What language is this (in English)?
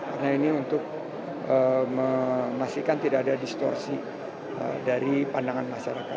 Indonesian